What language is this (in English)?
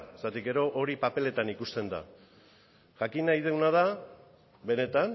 Basque